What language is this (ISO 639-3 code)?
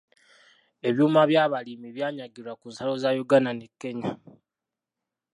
lug